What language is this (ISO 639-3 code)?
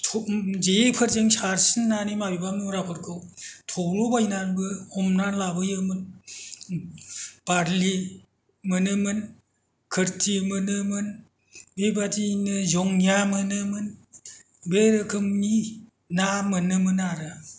brx